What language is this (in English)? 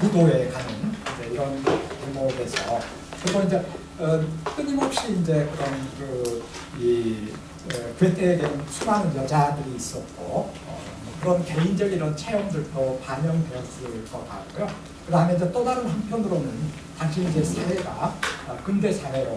Korean